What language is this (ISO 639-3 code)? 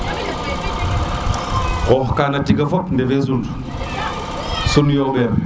srr